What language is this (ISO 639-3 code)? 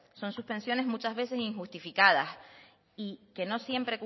spa